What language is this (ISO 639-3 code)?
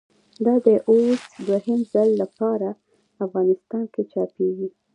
pus